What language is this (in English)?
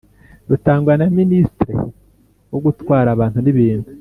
Kinyarwanda